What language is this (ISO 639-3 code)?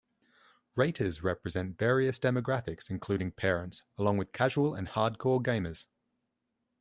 eng